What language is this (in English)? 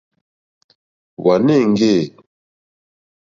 Mokpwe